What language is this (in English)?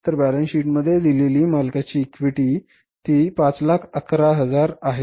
Marathi